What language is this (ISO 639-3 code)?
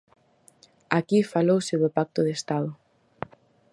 glg